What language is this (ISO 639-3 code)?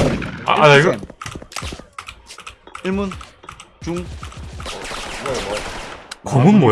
kor